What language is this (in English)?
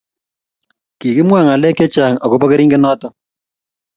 Kalenjin